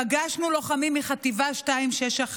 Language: Hebrew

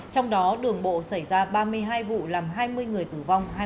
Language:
Vietnamese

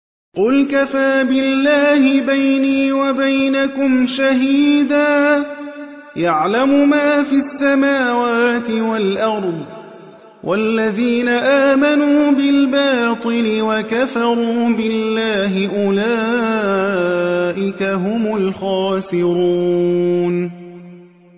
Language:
Arabic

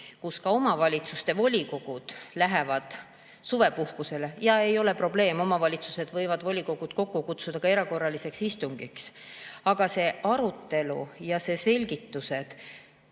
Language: Estonian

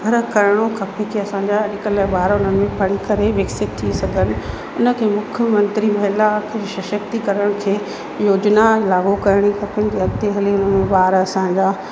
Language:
Sindhi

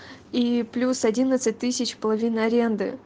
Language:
Russian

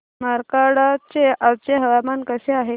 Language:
Marathi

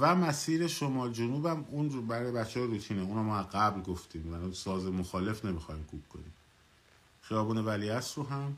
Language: Persian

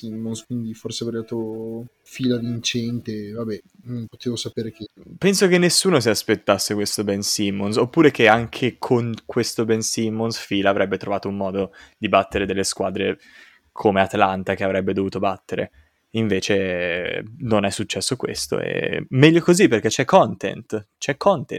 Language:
Italian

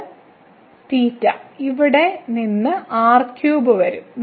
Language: Malayalam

